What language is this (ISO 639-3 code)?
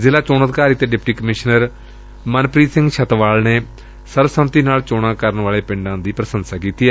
pan